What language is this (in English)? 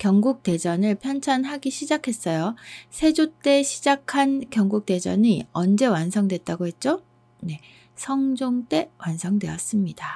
Korean